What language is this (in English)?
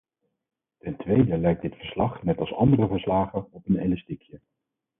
Dutch